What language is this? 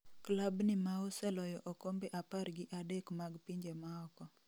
Luo (Kenya and Tanzania)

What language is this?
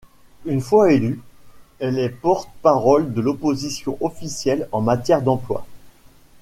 French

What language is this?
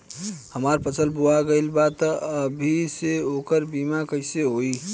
Bhojpuri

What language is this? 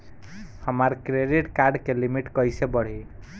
Bhojpuri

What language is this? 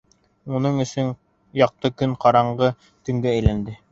Bashkir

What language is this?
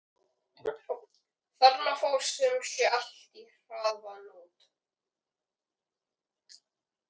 Icelandic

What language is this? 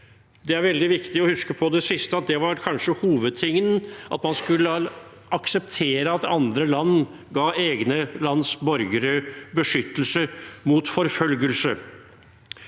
Norwegian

